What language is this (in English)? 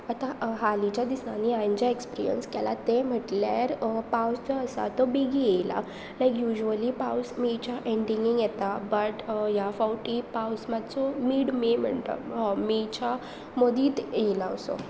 Konkani